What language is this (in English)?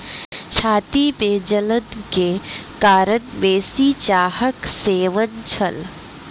Maithili